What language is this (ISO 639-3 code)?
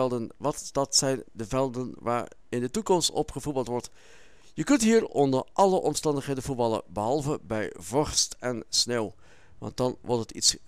nld